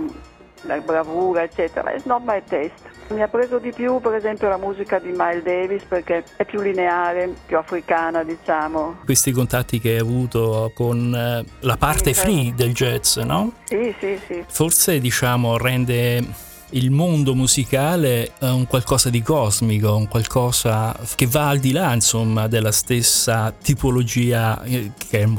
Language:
Italian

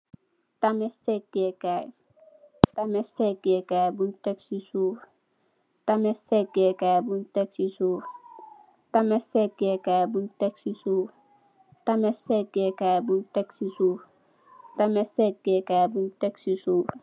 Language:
Wolof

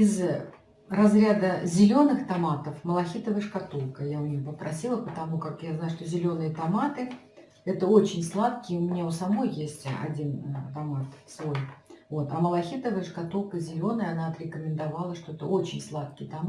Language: Russian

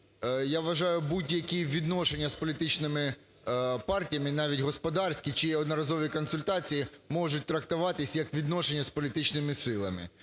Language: Ukrainian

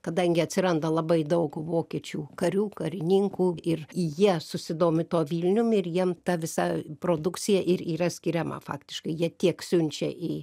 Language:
Lithuanian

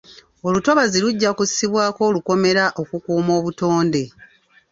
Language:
Ganda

